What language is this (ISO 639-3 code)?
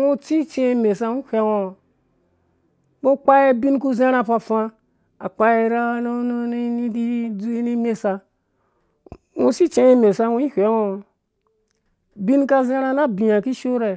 ldb